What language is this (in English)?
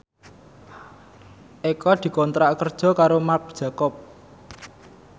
Javanese